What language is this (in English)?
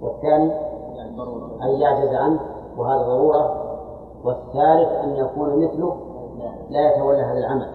Arabic